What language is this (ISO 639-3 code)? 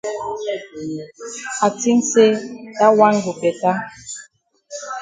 wes